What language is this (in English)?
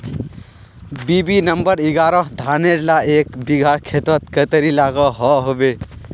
Magahi